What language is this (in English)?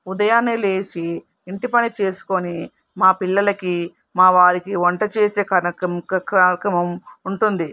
Telugu